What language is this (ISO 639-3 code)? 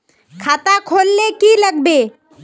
mag